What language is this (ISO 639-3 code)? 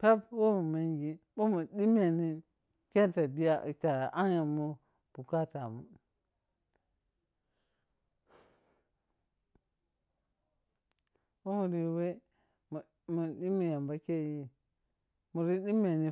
piy